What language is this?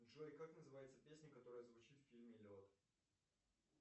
Russian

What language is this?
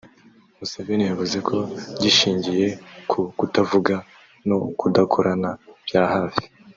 Kinyarwanda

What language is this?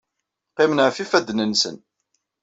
Kabyle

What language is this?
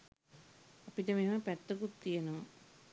Sinhala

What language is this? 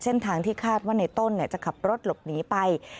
Thai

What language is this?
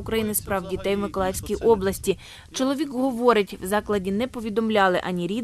Ukrainian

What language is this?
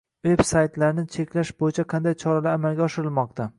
Uzbek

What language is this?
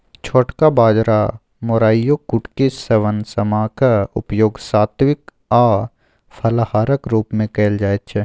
Maithili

